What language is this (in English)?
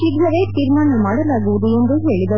Kannada